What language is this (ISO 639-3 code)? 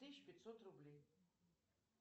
rus